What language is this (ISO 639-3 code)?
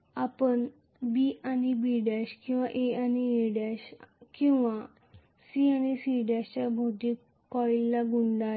mar